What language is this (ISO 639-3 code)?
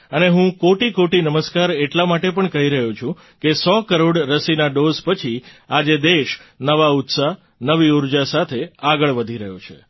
guj